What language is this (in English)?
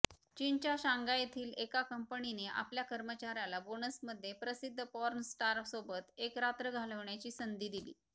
Marathi